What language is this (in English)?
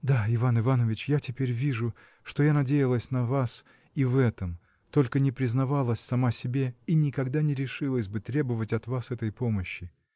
Russian